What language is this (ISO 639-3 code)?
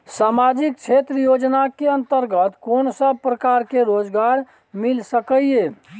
mai